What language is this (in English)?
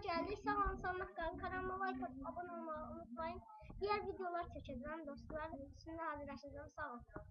Azerbaijani